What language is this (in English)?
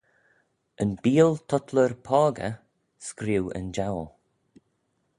Manx